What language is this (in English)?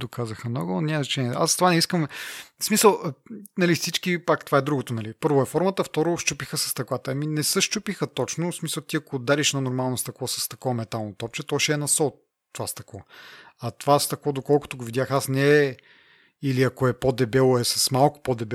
Bulgarian